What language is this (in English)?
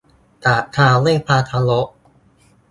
Thai